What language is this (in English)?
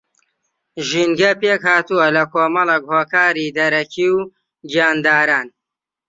Central Kurdish